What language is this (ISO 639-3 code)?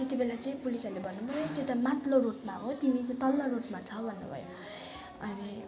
nep